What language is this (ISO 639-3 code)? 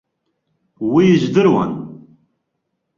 abk